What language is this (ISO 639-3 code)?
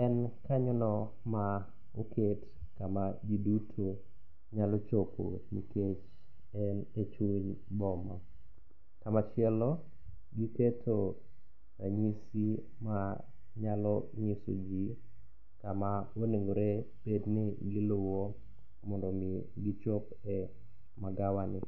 luo